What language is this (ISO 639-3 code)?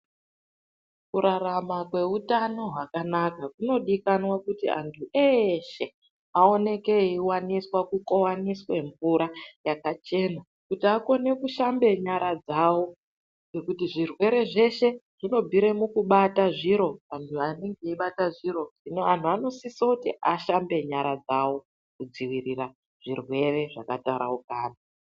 ndc